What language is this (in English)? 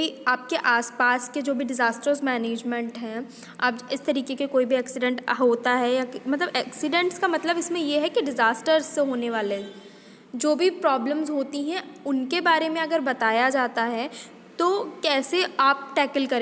Hindi